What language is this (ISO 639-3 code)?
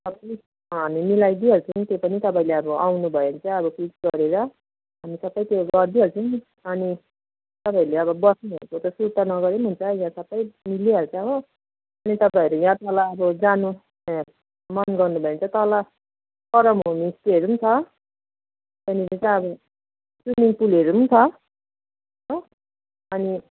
nep